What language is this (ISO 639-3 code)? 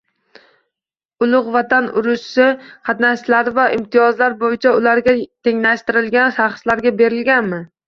uzb